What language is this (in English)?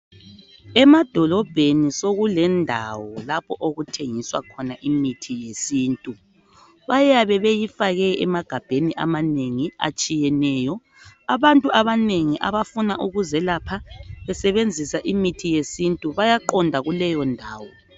North Ndebele